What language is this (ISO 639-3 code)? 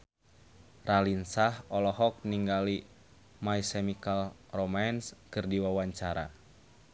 sun